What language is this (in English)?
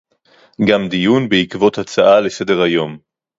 Hebrew